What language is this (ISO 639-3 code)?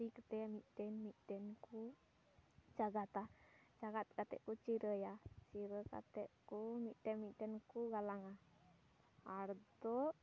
sat